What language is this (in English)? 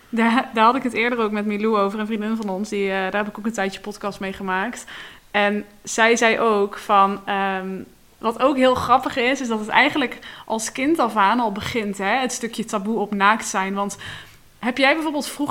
Dutch